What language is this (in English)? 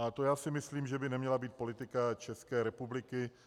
Czech